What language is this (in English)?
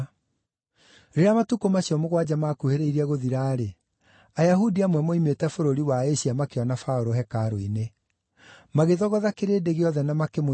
Kikuyu